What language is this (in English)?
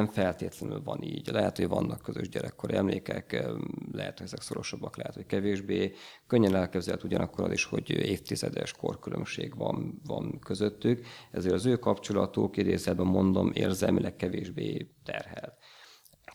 Hungarian